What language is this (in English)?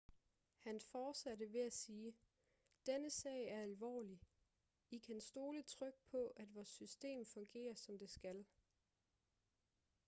Danish